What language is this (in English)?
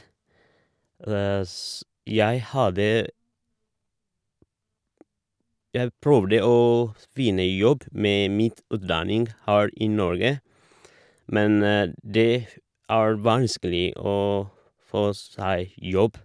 Norwegian